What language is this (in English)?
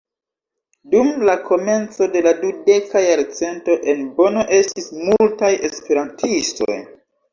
Esperanto